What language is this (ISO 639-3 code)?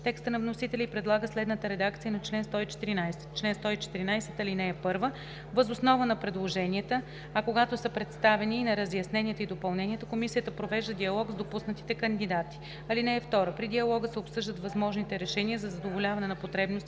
bul